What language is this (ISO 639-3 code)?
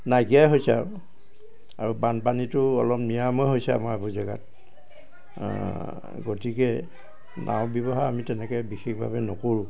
asm